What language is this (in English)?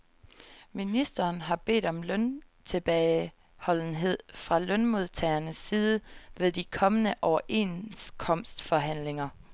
Danish